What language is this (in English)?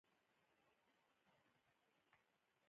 Pashto